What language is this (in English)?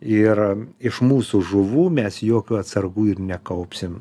Lithuanian